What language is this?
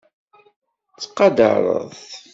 Kabyle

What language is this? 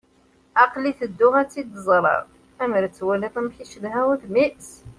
Kabyle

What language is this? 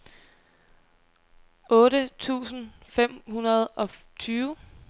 Danish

